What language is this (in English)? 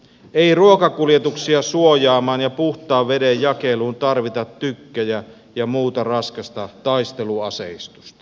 Finnish